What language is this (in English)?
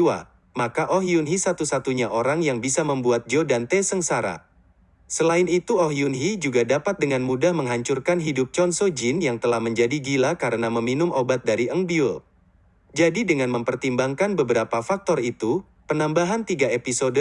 Indonesian